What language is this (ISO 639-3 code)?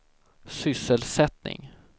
swe